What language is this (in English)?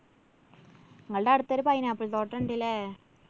Malayalam